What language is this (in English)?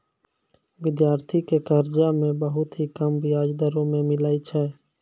Maithili